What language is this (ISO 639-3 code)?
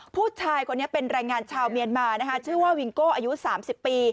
tha